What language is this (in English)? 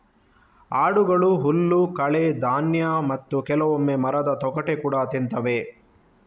Kannada